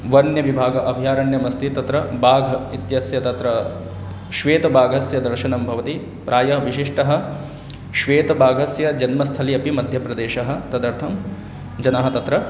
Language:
Sanskrit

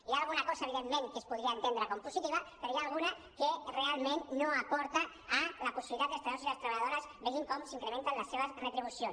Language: Catalan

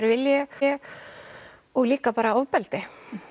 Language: Icelandic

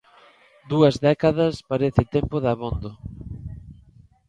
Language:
Galician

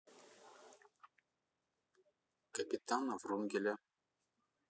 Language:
Russian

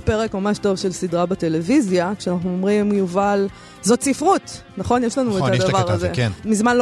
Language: Hebrew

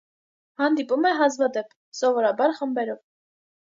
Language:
Armenian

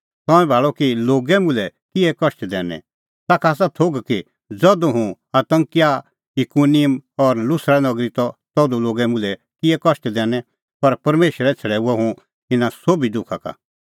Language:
Kullu Pahari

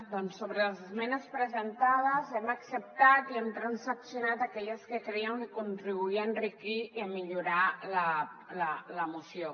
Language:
Catalan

